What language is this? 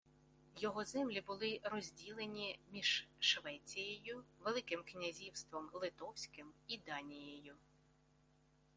Ukrainian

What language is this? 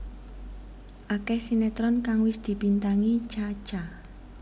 Javanese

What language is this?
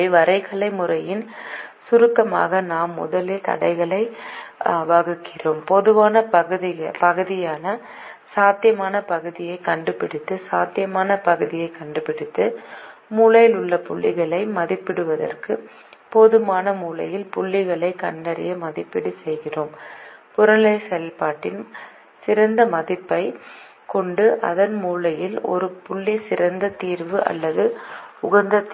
Tamil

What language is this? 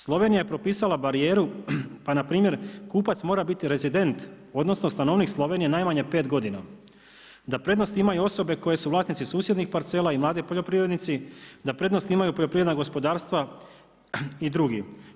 Croatian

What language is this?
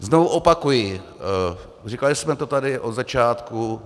Czech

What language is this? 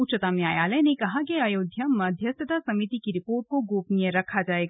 Hindi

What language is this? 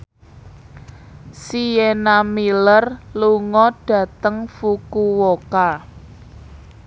Javanese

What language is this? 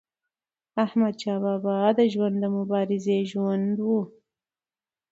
Pashto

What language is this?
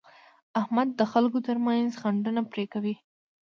Pashto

